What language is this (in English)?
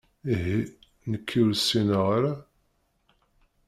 Kabyle